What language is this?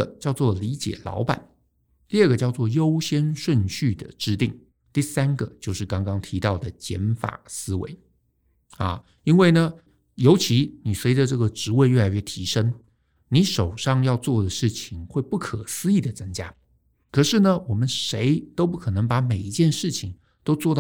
Chinese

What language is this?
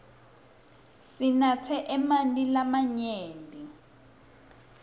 Swati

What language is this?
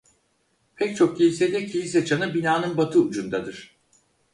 Turkish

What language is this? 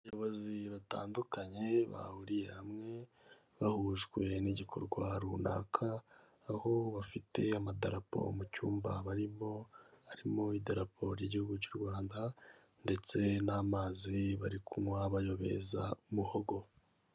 Kinyarwanda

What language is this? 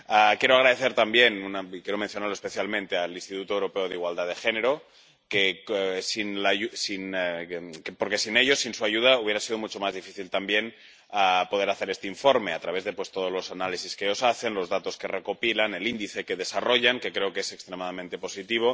Spanish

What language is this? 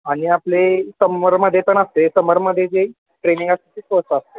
Marathi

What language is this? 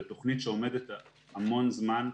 Hebrew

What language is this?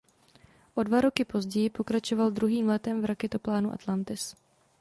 Czech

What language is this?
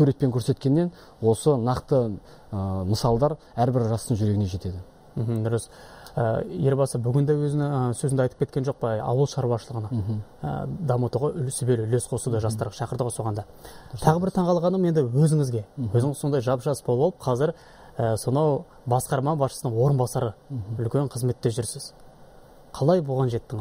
Russian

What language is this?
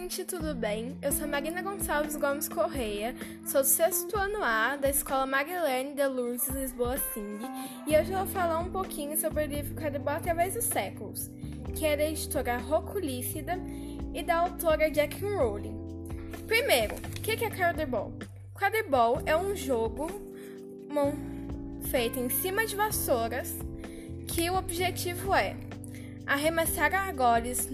Portuguese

